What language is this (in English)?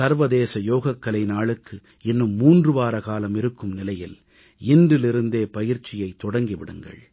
Tamil